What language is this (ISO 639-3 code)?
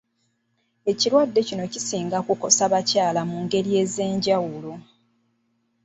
lug